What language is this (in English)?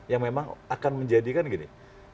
Indonesian